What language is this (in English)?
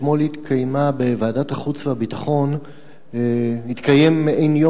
Hebrew